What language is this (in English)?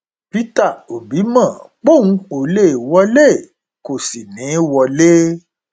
Yoruba